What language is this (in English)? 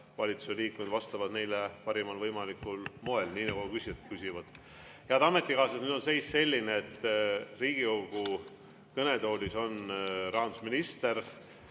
Estonian